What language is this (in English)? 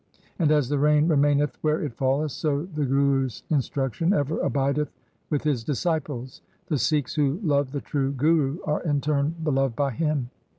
English